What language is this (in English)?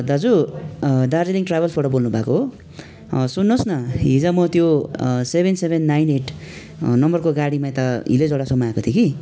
Nepali